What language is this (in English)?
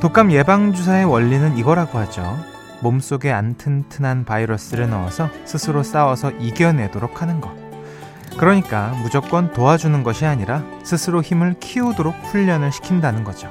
Korean